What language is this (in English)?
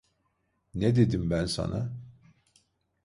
Turkish